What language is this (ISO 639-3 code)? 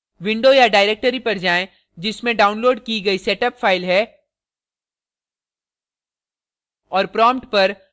hin